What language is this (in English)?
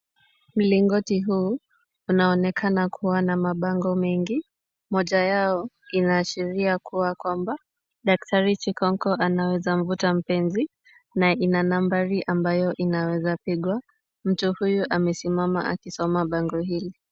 Swahili